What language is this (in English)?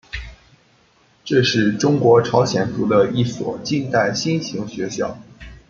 Chinese